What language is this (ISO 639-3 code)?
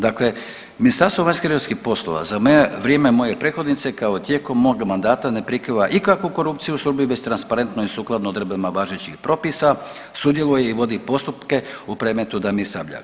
hrv